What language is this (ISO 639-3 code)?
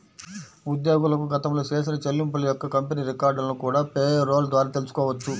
tel